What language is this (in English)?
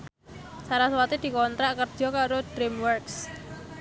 Javanese